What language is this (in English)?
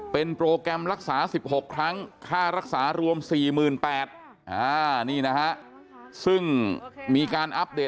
Thai